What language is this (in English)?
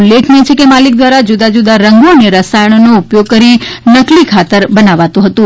Gujarati